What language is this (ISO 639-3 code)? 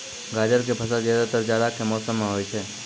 mai